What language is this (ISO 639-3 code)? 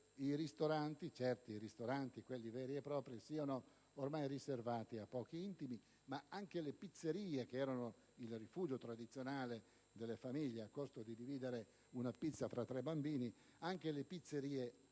ita